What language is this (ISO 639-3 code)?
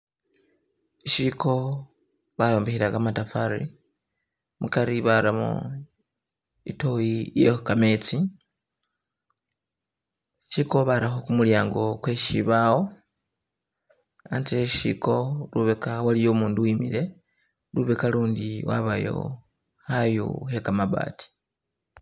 myx